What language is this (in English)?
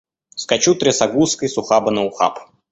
Russian